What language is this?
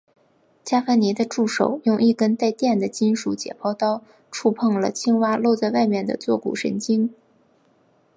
Chinese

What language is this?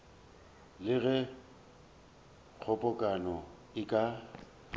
Northern Sotho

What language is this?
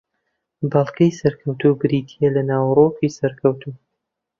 Central Kurdish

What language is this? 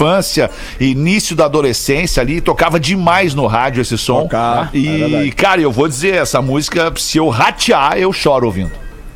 Portuguese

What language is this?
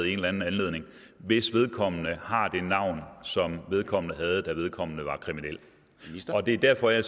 Danish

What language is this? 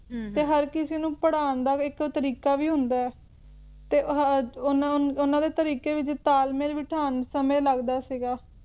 Punjabi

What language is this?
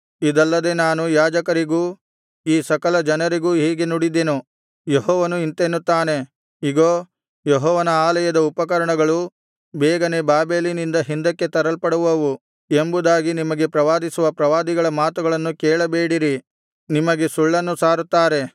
Kannada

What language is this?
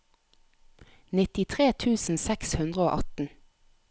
Norwegian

